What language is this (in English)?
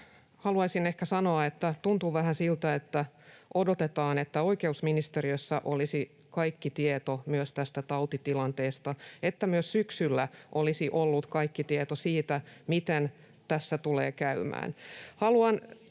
Finnish